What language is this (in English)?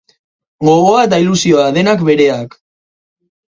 Basque